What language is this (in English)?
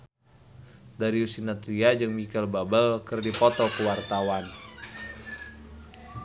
Sundanese